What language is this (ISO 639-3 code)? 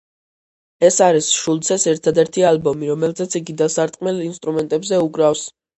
kat